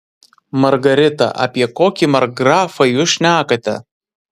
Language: Lithuanian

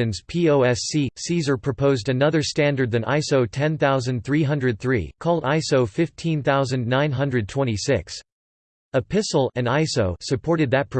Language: English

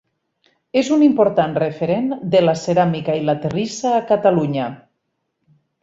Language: Catalan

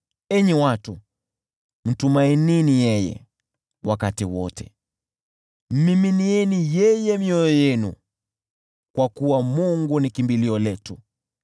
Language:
Swahili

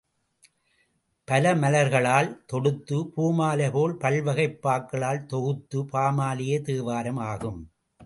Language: Tamil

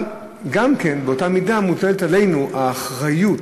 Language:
Hebrew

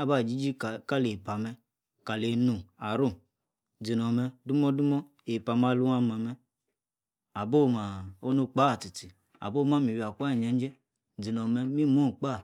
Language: Yace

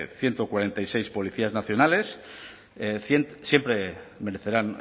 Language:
Spanish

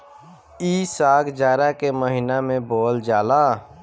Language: Bhojpuri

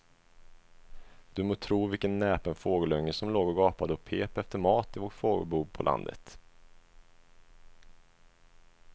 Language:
Swedish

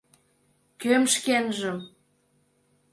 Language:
Mari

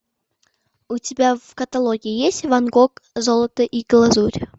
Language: Russian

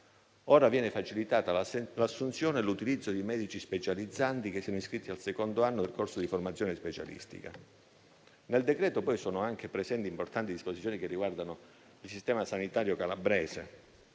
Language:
Italian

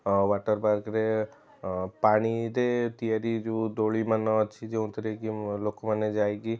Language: Odia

